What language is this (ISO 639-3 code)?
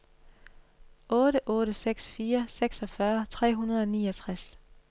dan